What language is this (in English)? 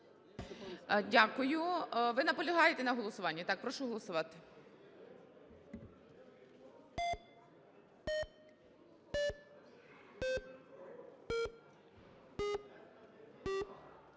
Ukrainian